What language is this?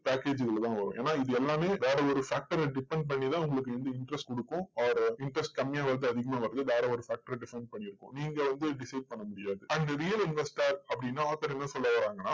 Tamil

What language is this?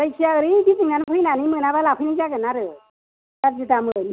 Bodo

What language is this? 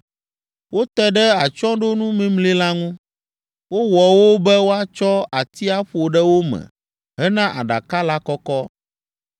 Ewe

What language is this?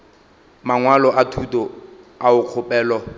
Northern Sotho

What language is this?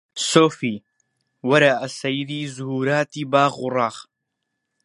Central Kurdish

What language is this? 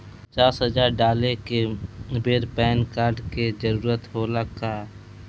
Bhojpuri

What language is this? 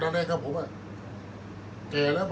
Thai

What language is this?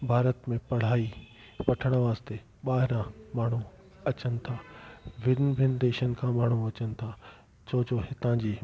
Sindhi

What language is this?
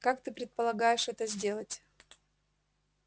Russian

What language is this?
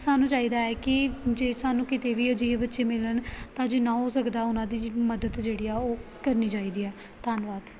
Punjabi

